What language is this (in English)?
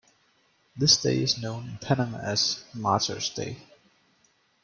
English